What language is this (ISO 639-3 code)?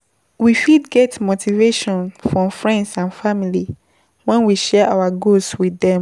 pcm